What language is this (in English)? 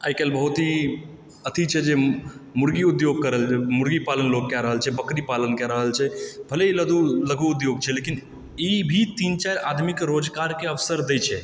Maithili